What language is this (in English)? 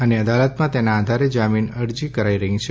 Gujarati